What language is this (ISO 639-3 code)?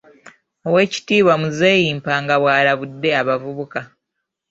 lug